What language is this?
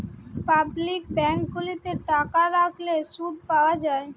Bangla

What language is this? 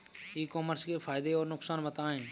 Hindi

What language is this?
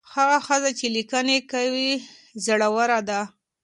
Pashto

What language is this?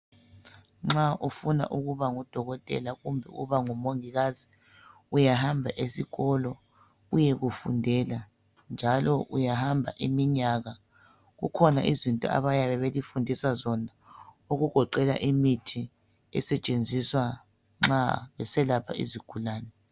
North Ndebele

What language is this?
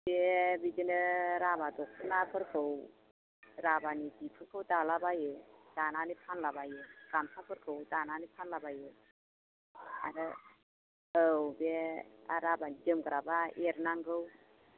Bodo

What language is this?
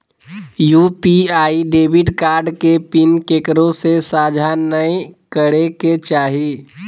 Magahi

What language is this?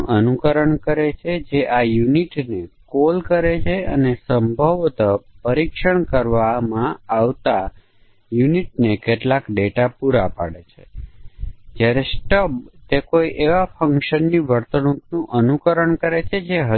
Gujarati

